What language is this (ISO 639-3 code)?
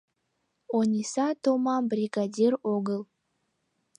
chm